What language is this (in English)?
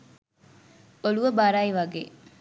Sinhala